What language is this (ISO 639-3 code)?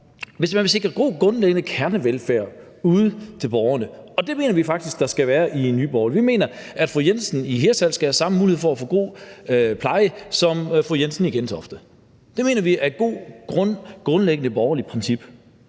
dan